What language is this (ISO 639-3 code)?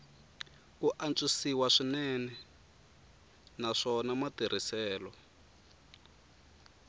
tso